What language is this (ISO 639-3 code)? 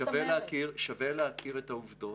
heb